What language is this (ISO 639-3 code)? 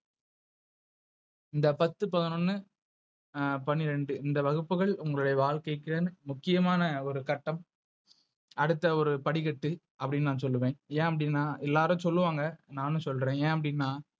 tam